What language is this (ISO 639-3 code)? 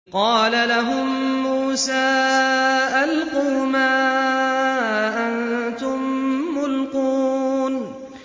ara